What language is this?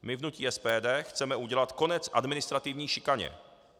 Czech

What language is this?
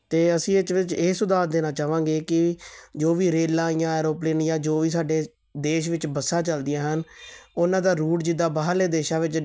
Punjabi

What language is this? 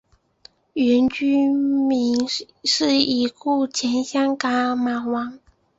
Chinese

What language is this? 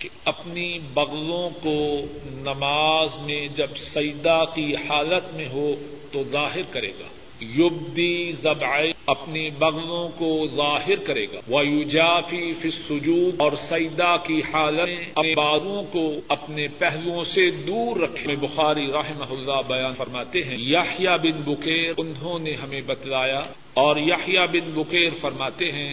Urdu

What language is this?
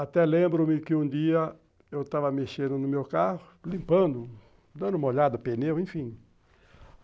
Portuguese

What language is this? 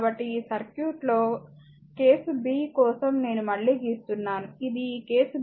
Telugu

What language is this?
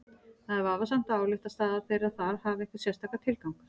Icelandic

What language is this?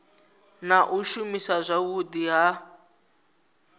Venda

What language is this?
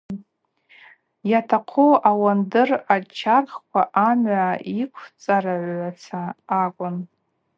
Abaza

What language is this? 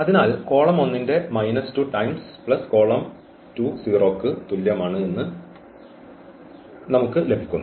Malayalam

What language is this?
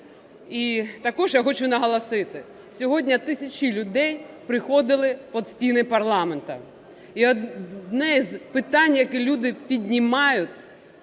Ukrainian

